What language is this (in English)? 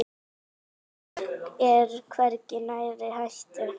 Icelandic